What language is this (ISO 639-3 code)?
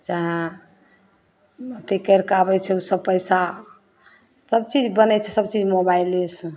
mai